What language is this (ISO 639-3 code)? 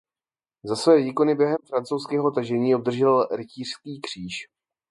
ces